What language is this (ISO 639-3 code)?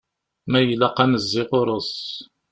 kab